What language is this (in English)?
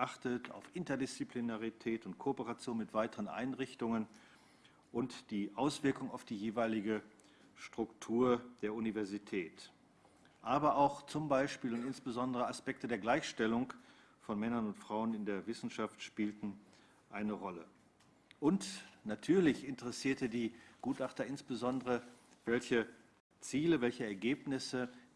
German